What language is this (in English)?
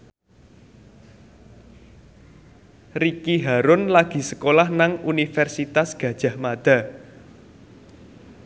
Javanese